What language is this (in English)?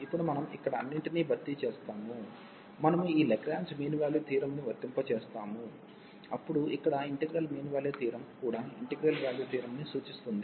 Telugu